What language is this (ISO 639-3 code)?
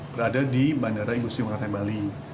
ind